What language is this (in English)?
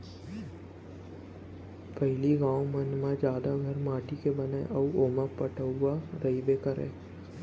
Chhattisgarhi